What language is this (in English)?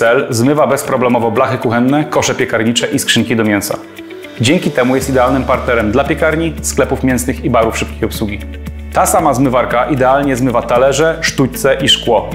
Polish